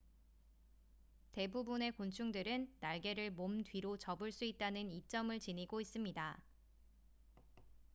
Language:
Korean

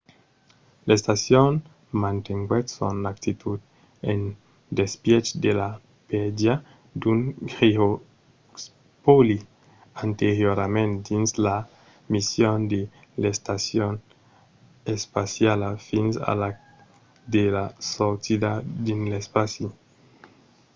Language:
Occitan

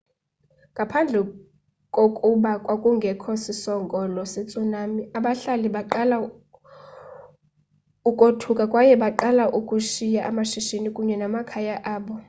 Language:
Xhosa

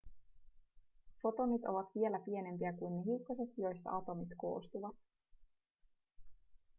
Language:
Finnish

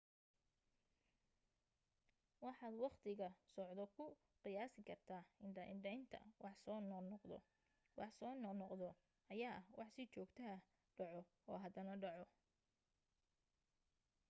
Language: Somali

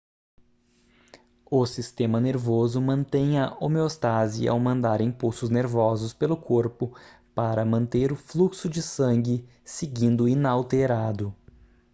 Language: Portuguese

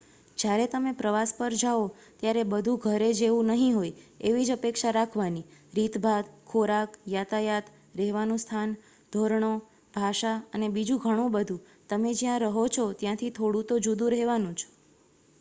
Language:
Gujarati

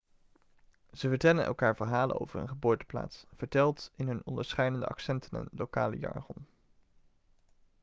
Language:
Dutch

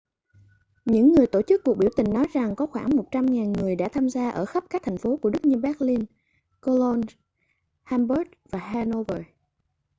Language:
Vietnamese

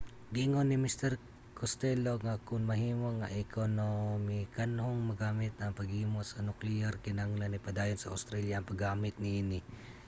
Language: Cebuano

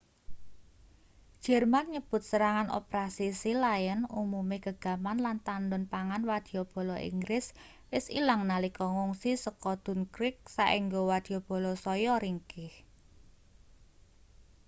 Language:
Javanese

